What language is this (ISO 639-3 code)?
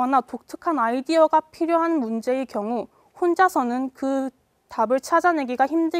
kor